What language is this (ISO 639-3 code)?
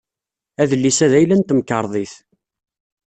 kab